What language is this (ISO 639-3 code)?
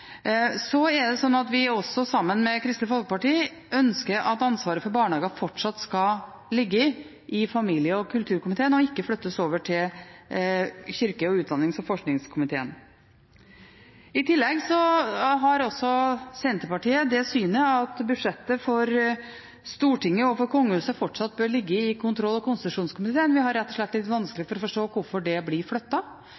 nob